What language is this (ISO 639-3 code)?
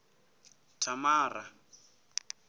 ven